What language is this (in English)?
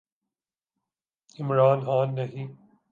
Urdu